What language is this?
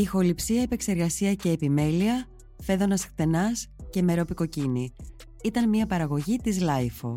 Greek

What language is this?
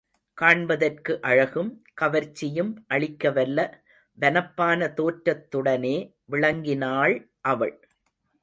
Tamil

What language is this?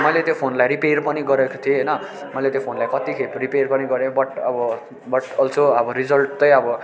Nepali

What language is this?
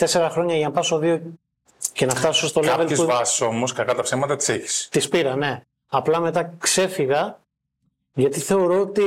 Greek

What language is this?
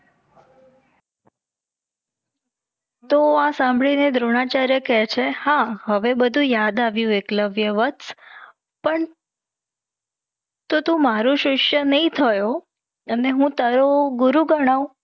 Gujarati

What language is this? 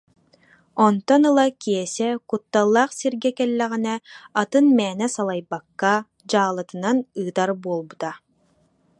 Yakut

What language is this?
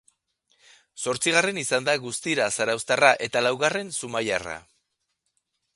Basque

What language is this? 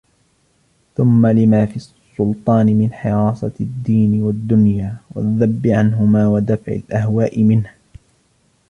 Arabic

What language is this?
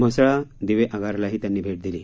Marathi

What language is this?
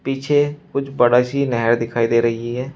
Hindi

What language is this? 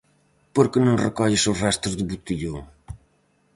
Galician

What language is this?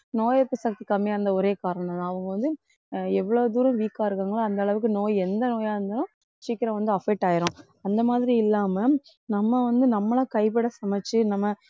Tamil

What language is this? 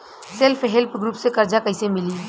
Bhojpuri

